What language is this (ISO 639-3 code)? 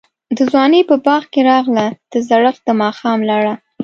pus